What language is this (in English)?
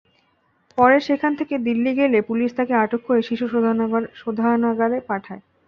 Bangla